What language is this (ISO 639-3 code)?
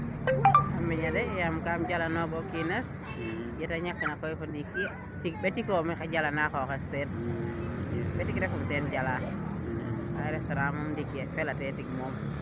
srr